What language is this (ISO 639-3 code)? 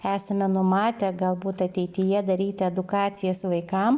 lit